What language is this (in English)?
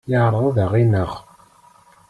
Kabyle